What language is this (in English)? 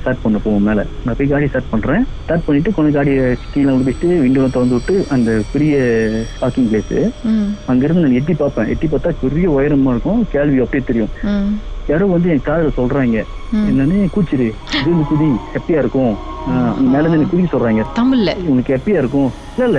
Tamil